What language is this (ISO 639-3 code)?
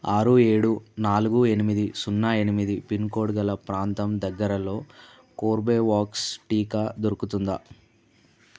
tel